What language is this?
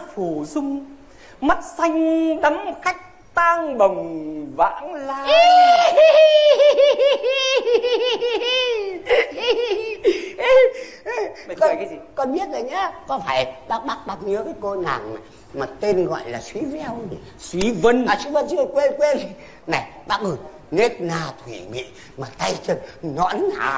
Vietnamese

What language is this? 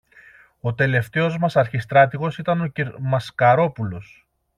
Greek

